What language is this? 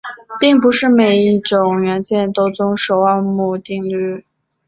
Chinese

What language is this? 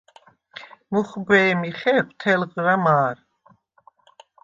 Svan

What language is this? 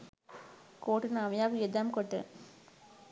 Sinhala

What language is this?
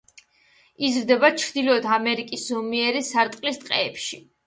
Georgian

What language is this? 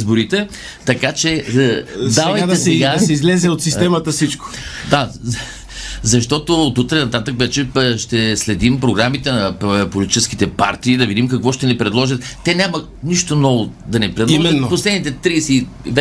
Bulgarian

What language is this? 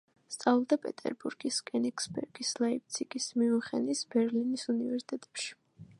Georgian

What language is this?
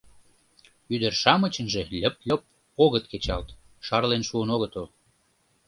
Mari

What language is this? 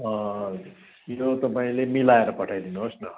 Nepali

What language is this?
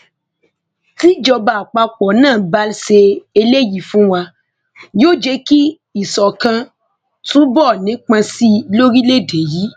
Yoruba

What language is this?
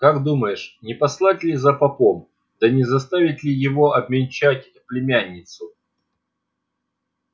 Russian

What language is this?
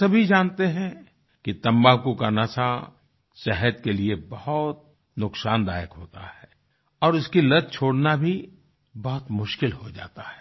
Hindi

